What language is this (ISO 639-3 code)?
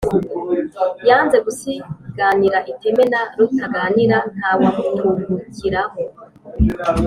kin